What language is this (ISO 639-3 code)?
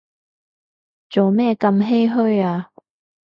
yue